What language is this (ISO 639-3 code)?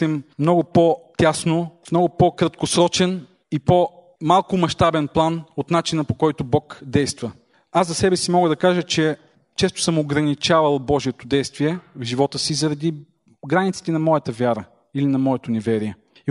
bul